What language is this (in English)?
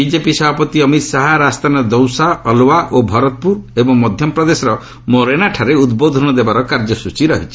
Odia